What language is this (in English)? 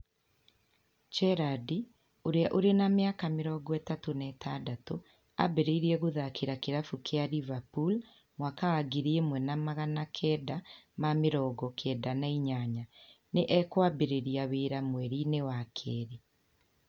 Kikuyu